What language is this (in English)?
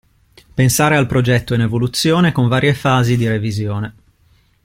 Italian